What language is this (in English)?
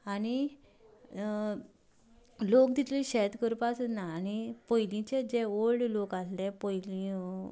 Konkani